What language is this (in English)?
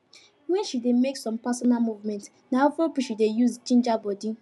Nigerian Pidgin